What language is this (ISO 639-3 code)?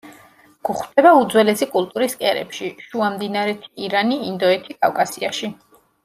kat